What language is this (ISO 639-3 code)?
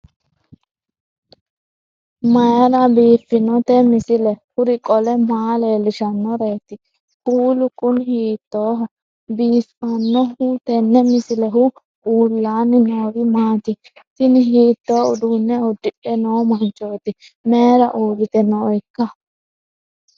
sid